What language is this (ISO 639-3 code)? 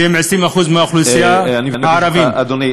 heb